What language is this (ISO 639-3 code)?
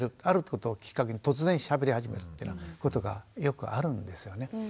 jpn